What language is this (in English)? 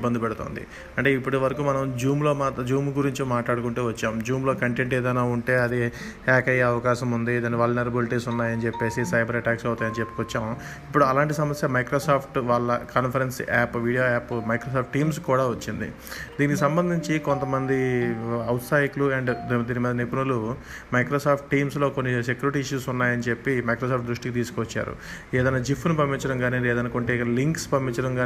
Telugu